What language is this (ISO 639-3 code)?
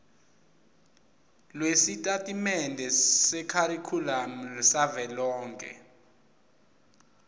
ssw